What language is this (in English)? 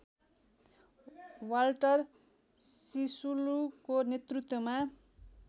Nepali